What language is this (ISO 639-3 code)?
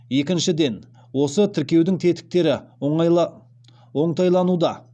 kaz